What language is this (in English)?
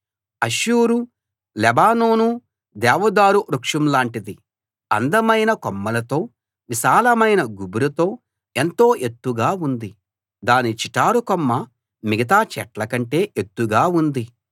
Telugu